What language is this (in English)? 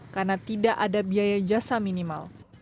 Indonesian